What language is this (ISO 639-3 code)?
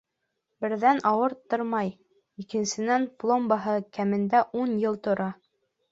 bak